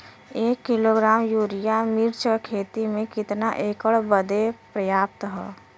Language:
Bhojpuri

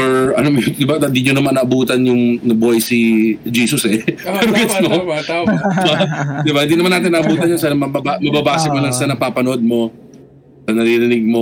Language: Filipino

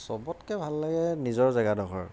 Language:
Assamese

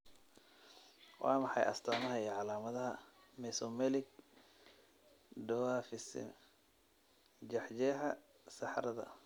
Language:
Somali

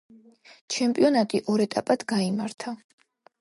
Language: Georgian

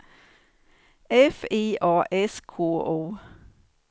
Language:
Swedish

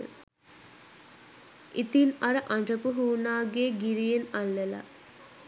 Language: Sinhala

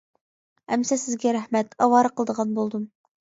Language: Uyghur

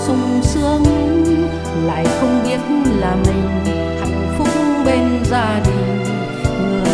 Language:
Vietnamese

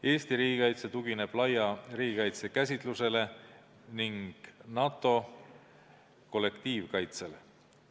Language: Estonian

